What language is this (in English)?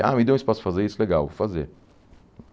Portuguese